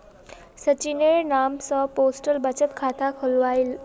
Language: Magahi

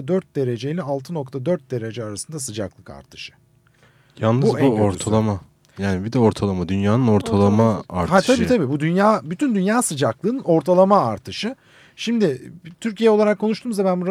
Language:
Turkish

